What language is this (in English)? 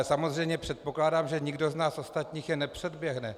Czech